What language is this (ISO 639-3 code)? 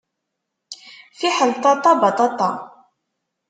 kab